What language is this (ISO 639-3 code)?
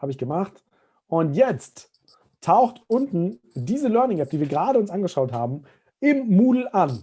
deu